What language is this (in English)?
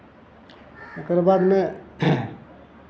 Maithili